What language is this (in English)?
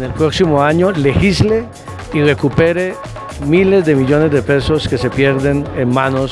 Spanish